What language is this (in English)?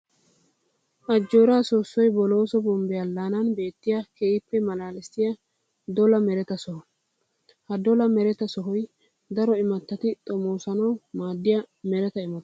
Wolaytta